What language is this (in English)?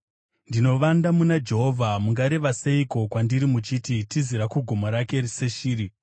Shona